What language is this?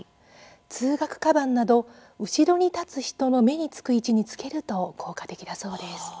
Japanese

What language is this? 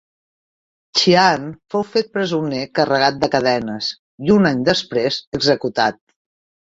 Catalan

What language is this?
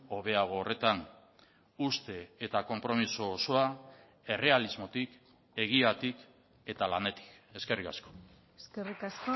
Basque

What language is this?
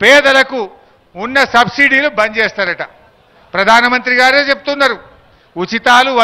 Hindi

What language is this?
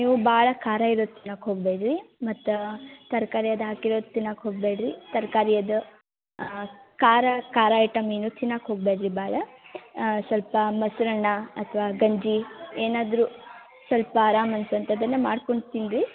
Kannada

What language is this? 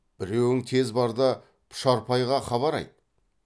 Kazakh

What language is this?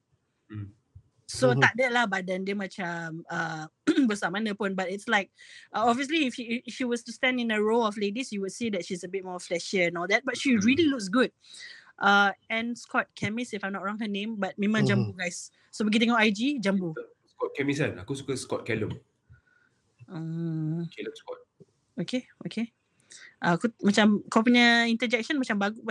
Malay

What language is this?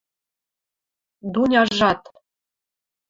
Western Mari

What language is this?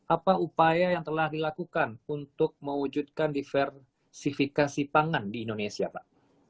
Indonesian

